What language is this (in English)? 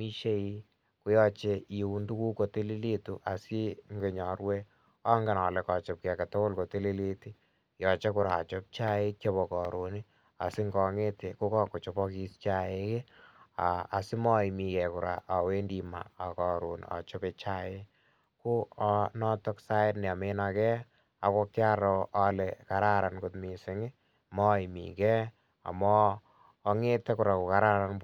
Kalenjin